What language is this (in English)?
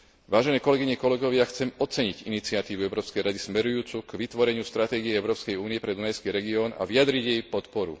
Slovak